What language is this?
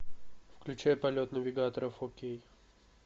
Russian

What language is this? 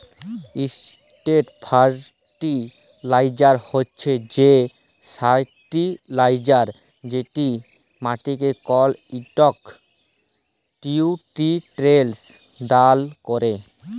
Bangla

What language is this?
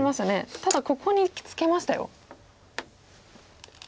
Japanese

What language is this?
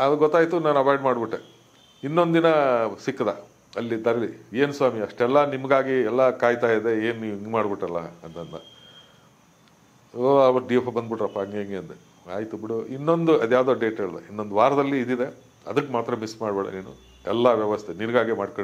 Italian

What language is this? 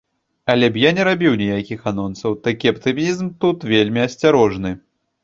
Belarusian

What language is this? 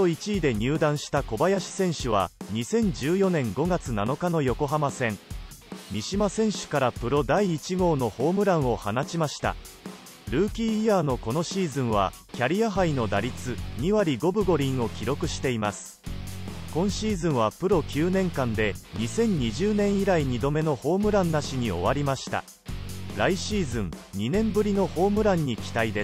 Japanese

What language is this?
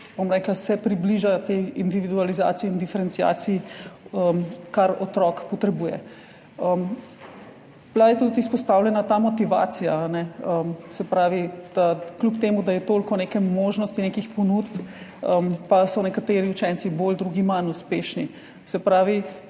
Slovenian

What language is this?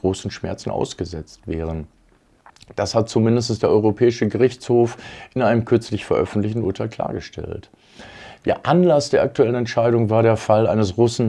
German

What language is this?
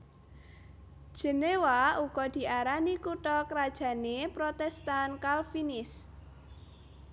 Javanese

